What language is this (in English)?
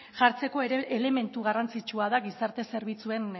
Basque